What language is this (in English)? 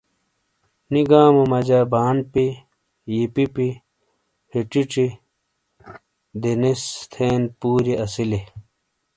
Shina